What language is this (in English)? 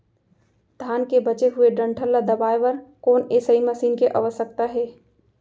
Chhattisgarhi